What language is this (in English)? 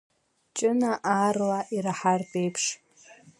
Abkhazian